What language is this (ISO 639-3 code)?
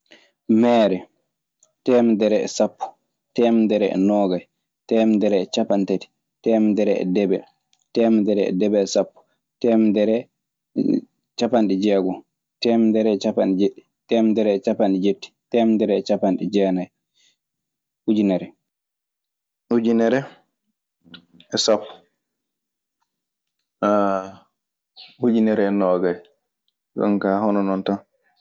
ffm